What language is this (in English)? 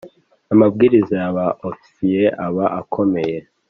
Kinyarwanda